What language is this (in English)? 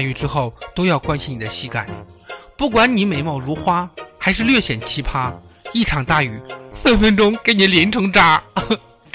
Chinese